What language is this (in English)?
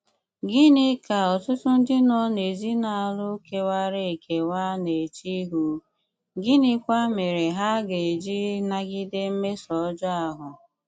Igbo